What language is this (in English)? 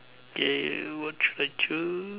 English